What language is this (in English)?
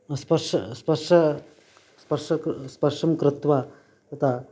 Sanskrit